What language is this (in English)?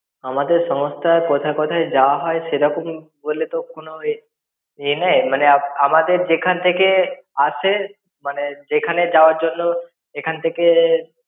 Bangla